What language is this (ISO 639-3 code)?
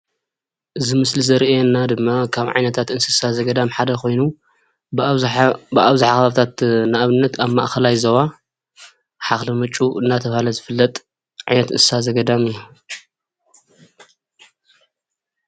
tir